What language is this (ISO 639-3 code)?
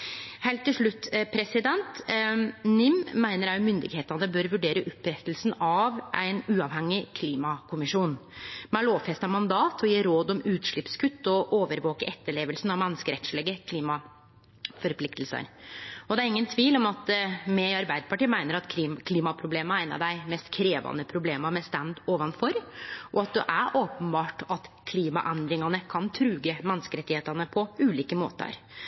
nno